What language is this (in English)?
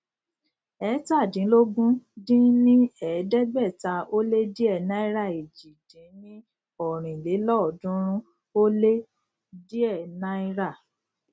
Yoruba